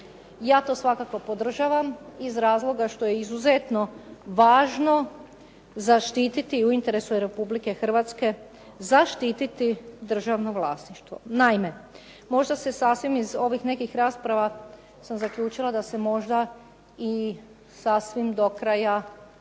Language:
Croatian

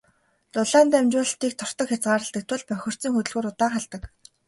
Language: Mongolian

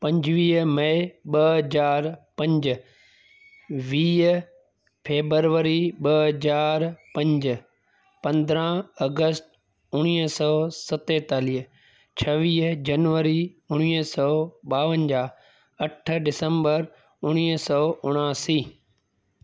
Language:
Sindhi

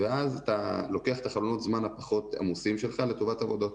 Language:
Hebrew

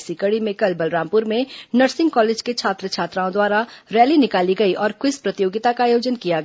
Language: Hindi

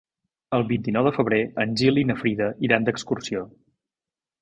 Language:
Catalan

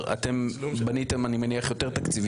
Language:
Hebrew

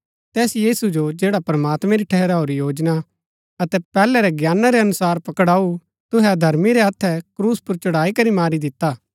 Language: Gaddi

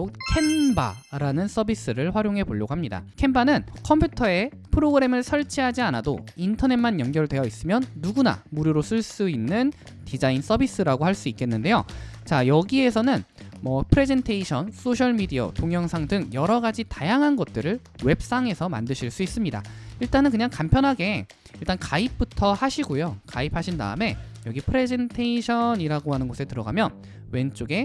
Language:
Korean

